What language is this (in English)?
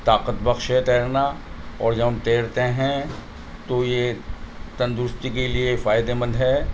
Urdu